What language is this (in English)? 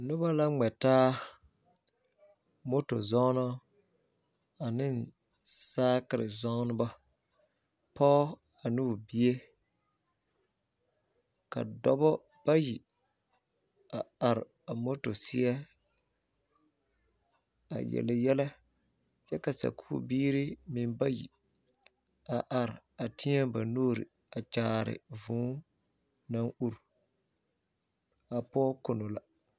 Southern Dagaare